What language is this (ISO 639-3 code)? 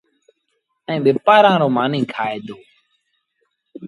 sbn